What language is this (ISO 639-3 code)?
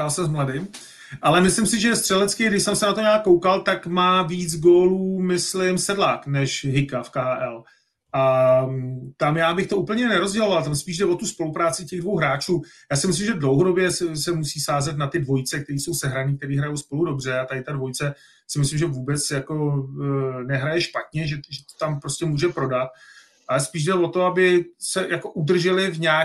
ces